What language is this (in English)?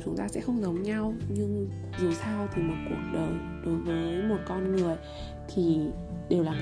Vietnamese